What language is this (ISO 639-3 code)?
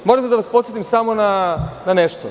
srp